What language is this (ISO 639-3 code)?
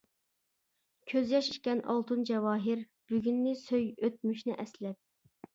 uig